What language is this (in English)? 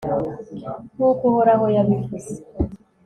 Kinyarwanda